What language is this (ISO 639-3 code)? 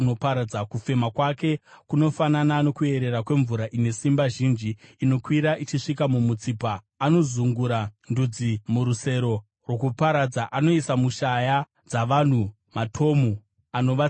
sna